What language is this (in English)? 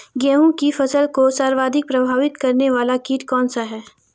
Hindi